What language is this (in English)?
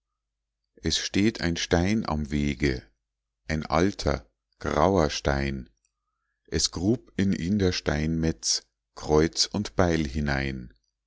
German